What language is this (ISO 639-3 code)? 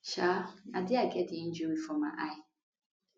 pcm